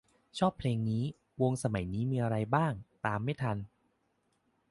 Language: Thai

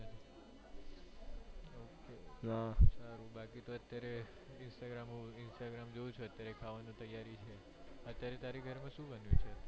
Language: Gujarati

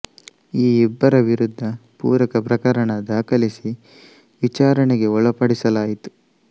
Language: Kannada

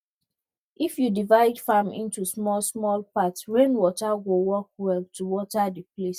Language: Nigerian Pidgin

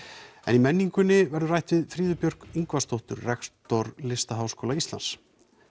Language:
Icelandic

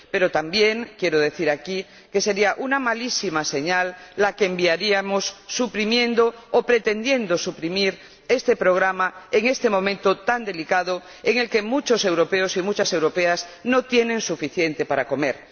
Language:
Spanish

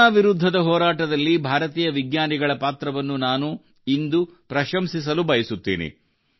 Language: Kannada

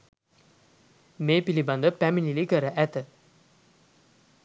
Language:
Sinhala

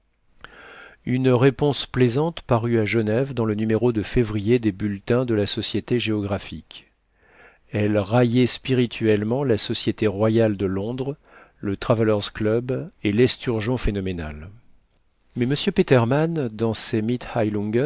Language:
French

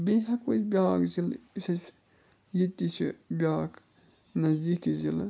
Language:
Kashmiri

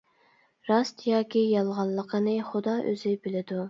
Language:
Uyghur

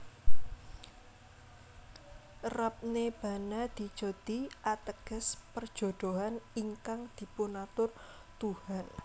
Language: Javanese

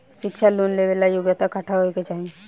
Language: Bhojpuri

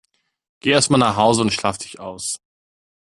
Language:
German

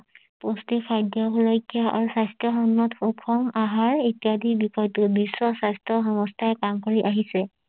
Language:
Assamese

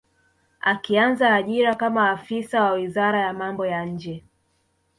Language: Swahili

